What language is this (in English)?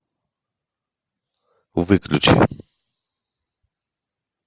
Russian